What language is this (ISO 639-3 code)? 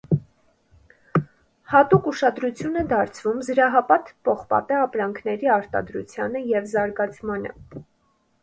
hye